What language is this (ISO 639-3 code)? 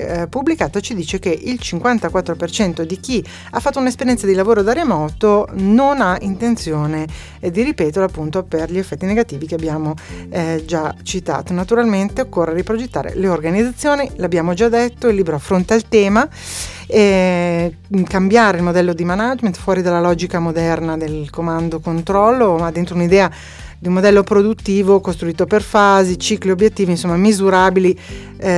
ita